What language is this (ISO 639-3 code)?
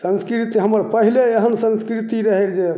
mai